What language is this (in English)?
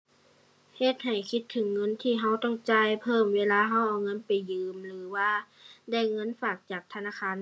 Thai